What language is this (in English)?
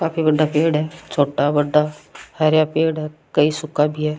Rajasthani